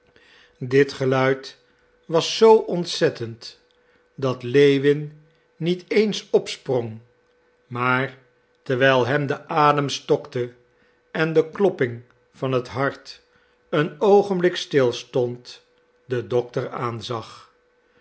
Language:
Dutch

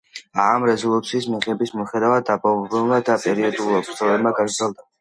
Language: Georgian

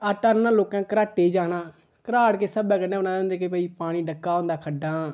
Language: Dogri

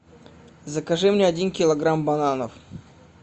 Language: Russian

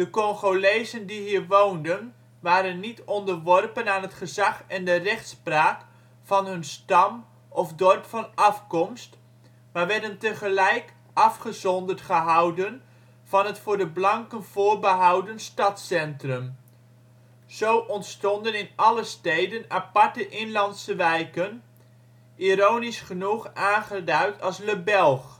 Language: Dutch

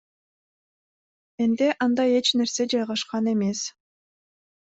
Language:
Kyrgyz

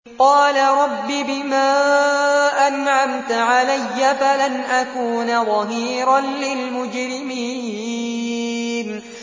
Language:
Arabic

